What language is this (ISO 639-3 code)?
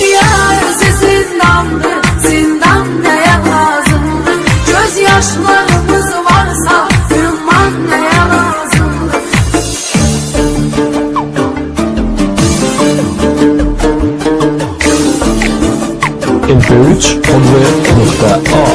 ind